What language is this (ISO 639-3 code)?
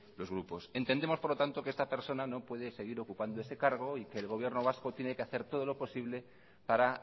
spa